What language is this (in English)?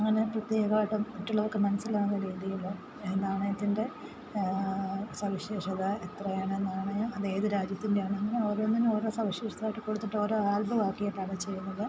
Malayalam